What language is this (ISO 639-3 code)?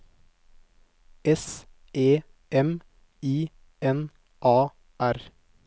nor